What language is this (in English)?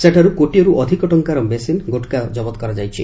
Odia